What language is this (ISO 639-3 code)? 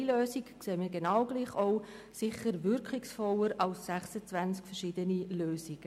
gsw